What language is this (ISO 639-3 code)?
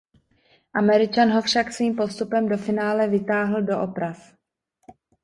ces